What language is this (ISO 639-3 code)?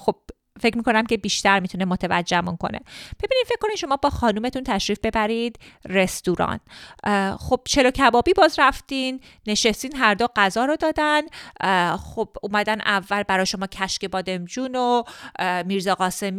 fas